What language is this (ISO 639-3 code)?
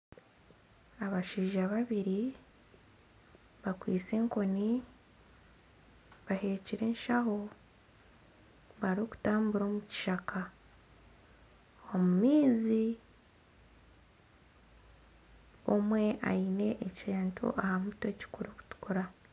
nyn